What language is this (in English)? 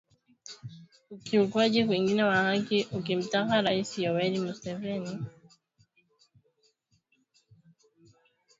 Swahili